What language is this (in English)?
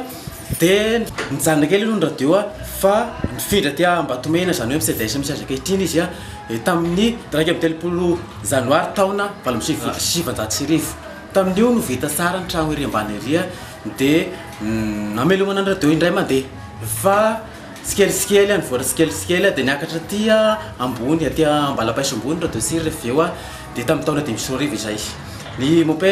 Indonesian